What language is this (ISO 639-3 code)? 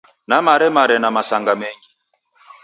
dav